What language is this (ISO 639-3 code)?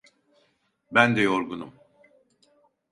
tur